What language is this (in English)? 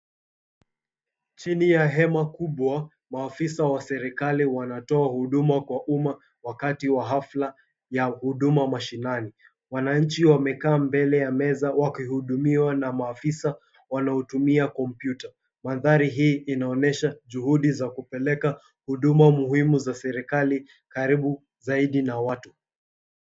Swahili